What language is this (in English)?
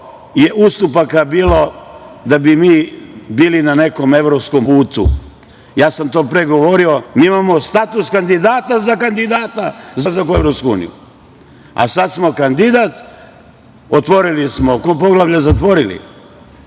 Serbian